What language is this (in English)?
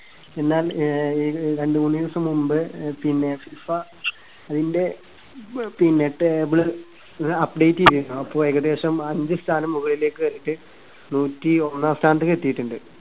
Malayalam